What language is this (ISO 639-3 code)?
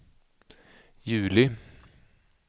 swe